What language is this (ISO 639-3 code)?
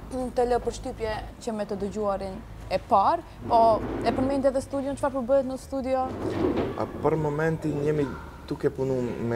ron